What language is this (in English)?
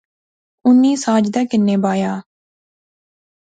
Pahari-Potwari